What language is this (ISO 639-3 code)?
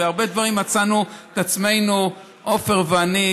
heb